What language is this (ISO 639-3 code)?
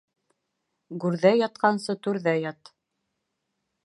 bak